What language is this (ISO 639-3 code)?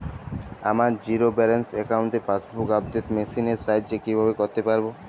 ben